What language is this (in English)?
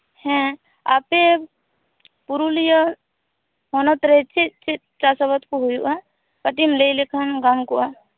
Santali